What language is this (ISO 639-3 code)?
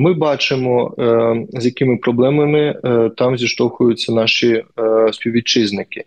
ukr